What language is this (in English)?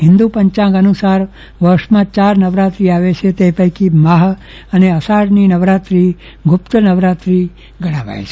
Gujarati